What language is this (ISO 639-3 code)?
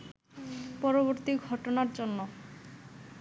ben